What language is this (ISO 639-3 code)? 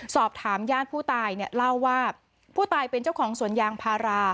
tha